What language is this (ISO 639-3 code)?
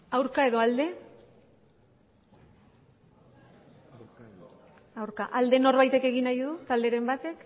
eus